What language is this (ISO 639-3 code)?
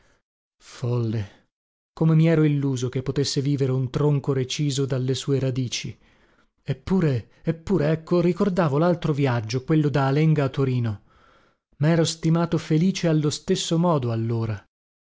ita